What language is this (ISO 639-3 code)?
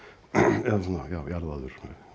isl